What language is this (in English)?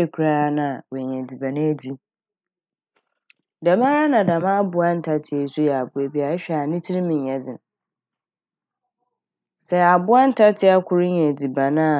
Akan